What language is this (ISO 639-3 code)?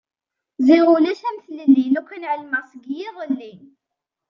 kab